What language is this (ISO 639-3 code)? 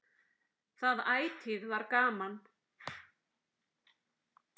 isl